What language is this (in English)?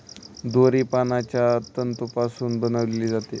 Marathi